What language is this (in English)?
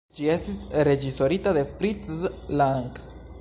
Esperanto